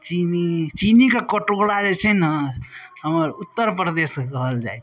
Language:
Maithili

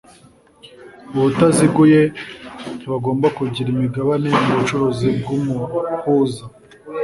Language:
Kinyarwanda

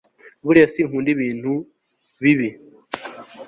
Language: Kinyarwanda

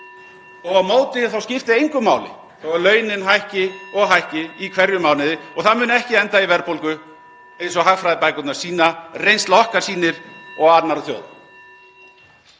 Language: Icelandic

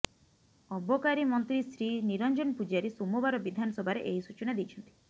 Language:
Odia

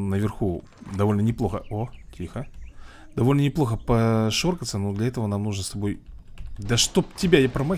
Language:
Russian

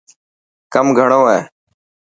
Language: Dhatki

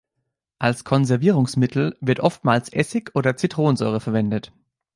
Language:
German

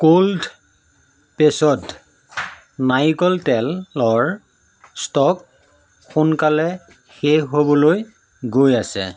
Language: Assamese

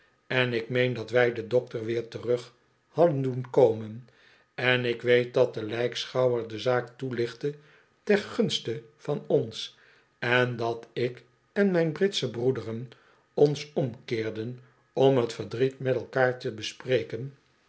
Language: Dutch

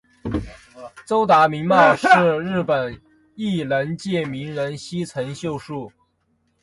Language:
Chinese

